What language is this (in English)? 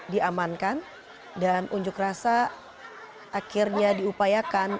Indonesian